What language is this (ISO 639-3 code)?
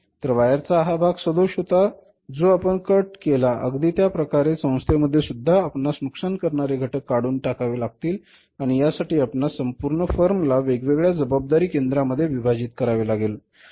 mar